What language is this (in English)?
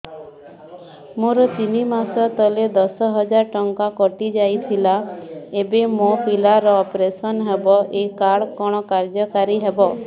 Odia